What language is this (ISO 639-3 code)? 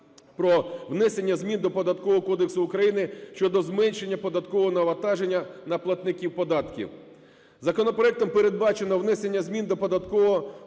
ukr